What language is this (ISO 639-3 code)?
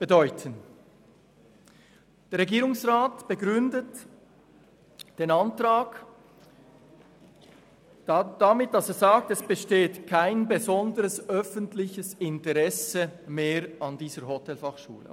gsw